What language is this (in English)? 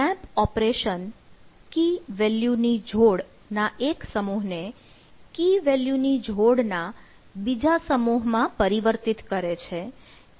Gujarati